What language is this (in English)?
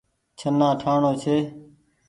Goaria